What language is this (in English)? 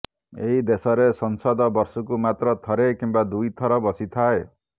Odia